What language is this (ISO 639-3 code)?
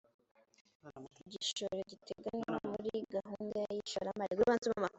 kin